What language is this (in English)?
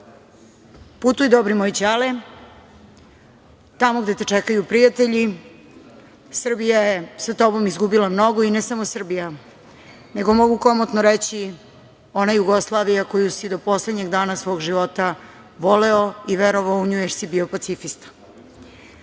Serbian